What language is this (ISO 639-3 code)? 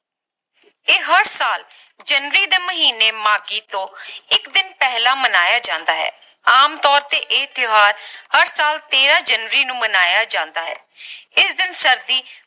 pan